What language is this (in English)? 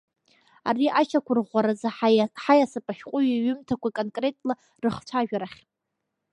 Abkhazian